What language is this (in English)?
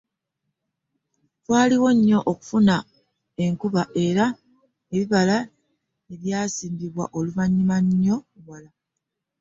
Ganda